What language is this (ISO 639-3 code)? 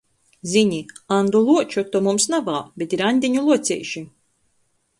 ltg